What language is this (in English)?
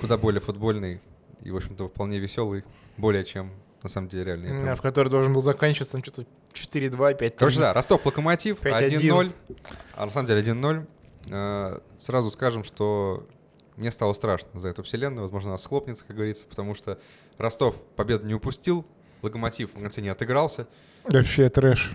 Russian